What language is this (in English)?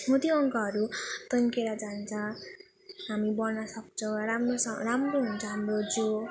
Nepali